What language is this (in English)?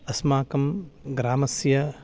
Sanskrit